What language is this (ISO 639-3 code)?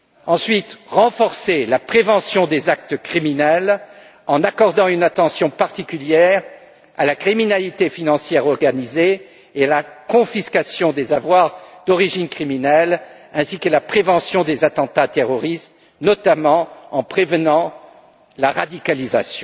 fra